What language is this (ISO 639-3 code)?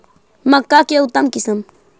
mag